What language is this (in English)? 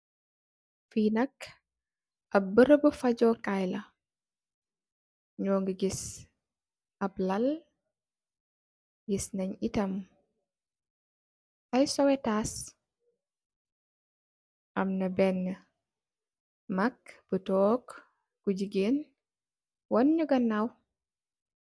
Wolof